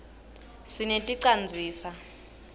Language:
Swati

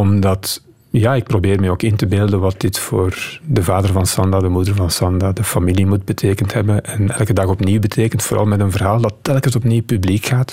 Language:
Dutch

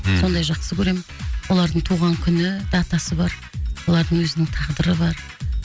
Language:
Kazakh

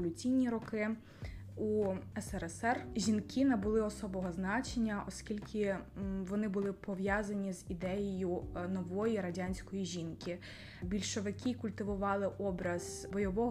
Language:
Ukrainian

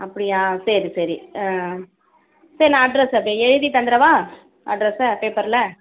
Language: Tamil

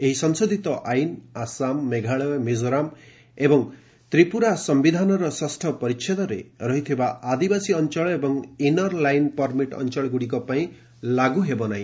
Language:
Odia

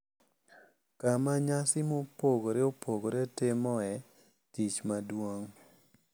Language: Luo (Kenya and Tanzania)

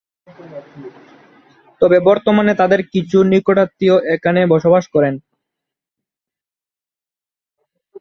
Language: Bangla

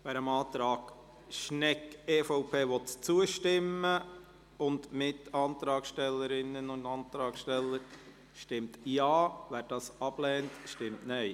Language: Swiss German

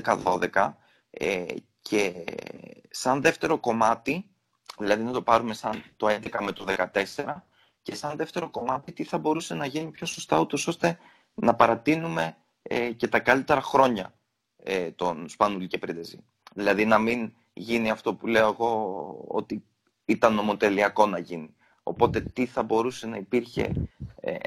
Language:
Greek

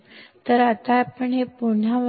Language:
Kannada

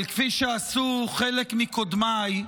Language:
Hebrew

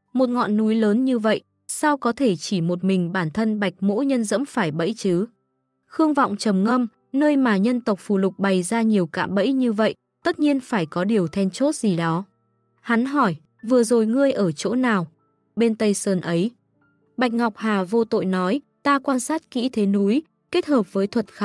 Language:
Vietnamese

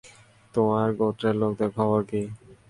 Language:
Bangla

